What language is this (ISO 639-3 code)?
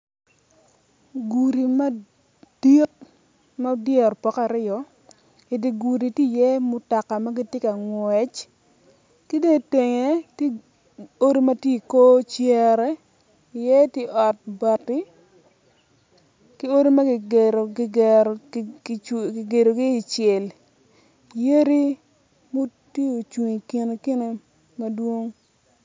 ach